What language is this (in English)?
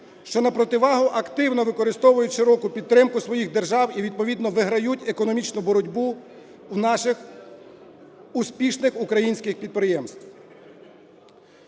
Ukrainian